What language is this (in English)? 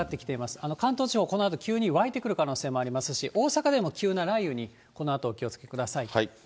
Japanese